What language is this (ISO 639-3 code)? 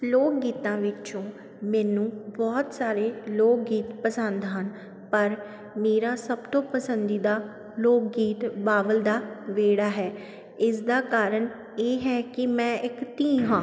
pan